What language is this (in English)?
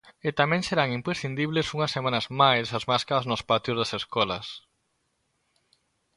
Galician